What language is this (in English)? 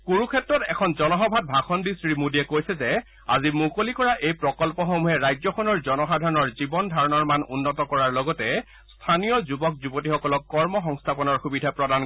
Assamese